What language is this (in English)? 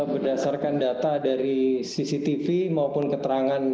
Indonesian